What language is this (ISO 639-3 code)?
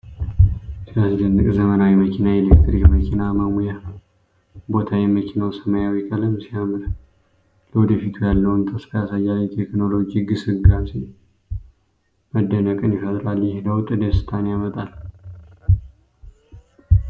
amh